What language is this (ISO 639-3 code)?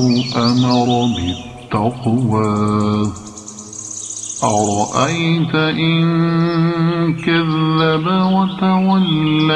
ara